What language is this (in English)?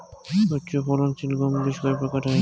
Bangla